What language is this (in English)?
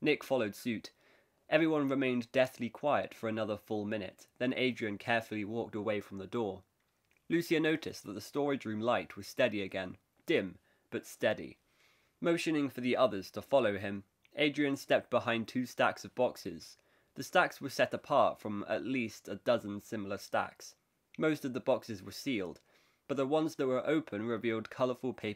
English